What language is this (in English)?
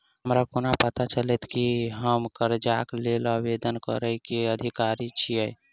Maithili